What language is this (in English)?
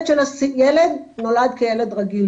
Hebrew